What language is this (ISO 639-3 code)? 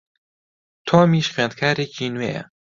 ckb